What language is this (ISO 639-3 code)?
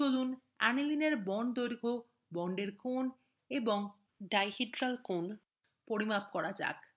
ben